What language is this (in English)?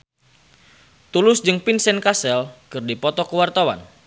Sundanese